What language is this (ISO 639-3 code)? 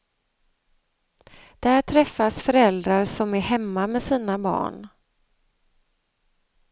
swe